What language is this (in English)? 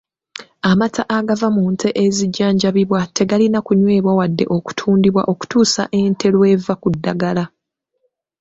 Ganda